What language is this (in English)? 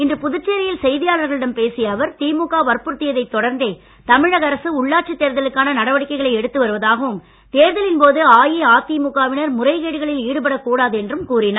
Tamil